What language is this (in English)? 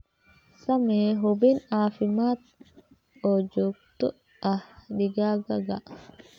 Somali